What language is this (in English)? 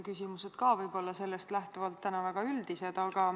Estonian